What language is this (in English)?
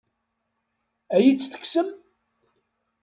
Kabyle